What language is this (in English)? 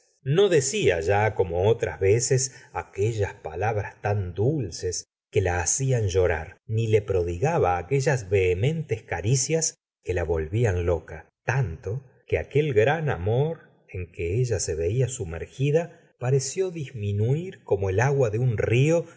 Spanish